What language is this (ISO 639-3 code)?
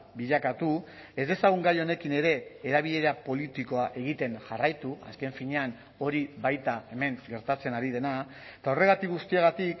eus